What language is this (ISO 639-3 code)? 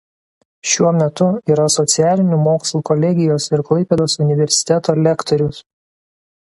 lit